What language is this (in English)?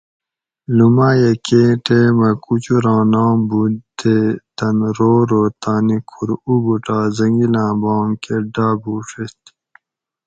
Gawri